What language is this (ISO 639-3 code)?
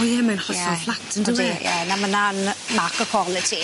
cym